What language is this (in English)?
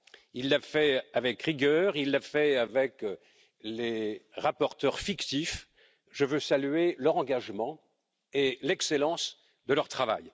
French